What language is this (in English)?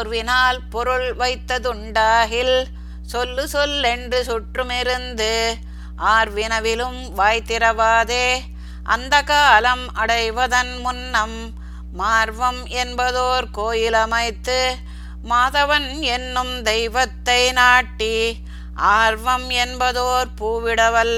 Tamil